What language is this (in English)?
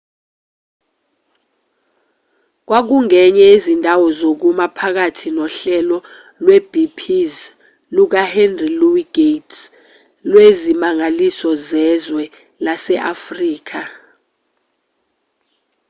Zulu